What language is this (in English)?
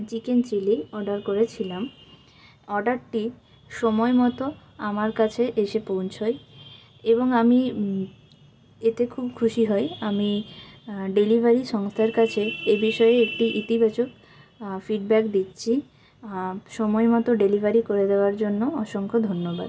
Bangla